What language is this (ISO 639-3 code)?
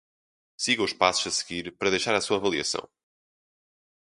por